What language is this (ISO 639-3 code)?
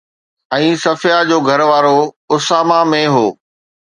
snd